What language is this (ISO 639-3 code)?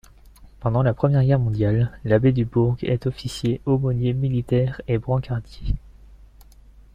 fra